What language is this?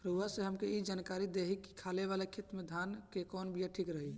Bhojpuri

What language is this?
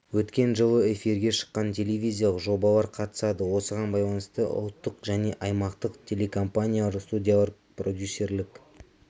Kazakh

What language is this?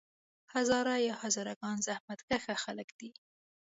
Pashto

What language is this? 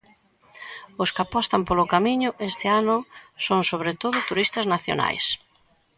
Galician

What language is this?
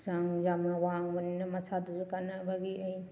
Manipuri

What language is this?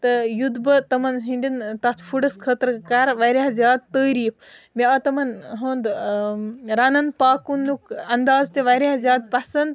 Kashmiri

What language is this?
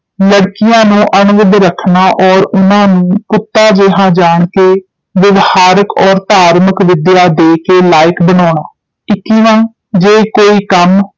Punjabi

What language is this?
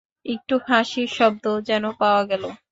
Bangla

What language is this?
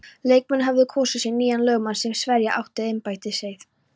Icelandic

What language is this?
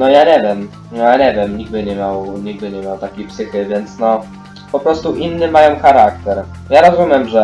Polish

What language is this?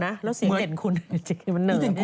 Thai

